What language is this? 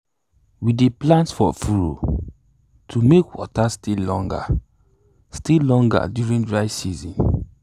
Nigerian Pidgin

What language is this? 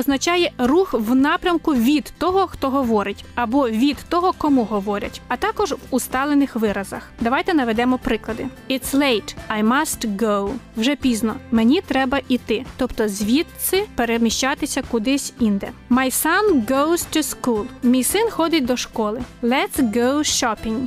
Ukrainian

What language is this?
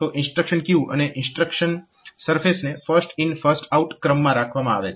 Gujarati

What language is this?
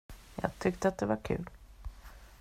Swedish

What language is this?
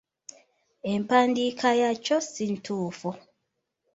Ganda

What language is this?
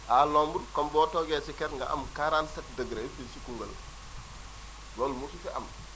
Wolof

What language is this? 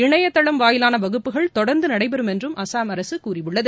Tamil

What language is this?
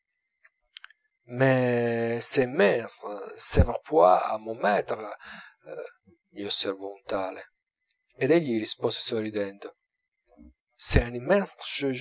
Italian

